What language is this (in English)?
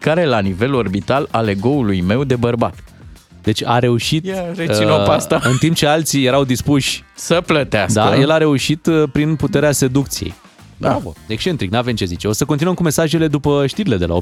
Romanian